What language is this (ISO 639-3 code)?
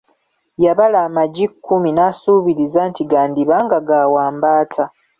lug